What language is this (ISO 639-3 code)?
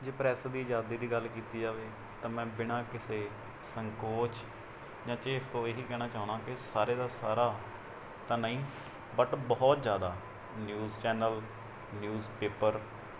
pan